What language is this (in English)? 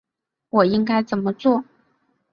Chinese